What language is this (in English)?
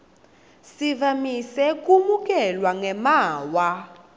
Swati